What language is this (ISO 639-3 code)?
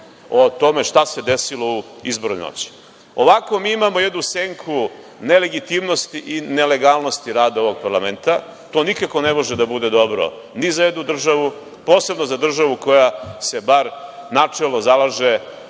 srp